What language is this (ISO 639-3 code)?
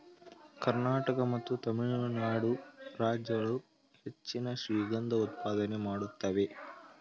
kan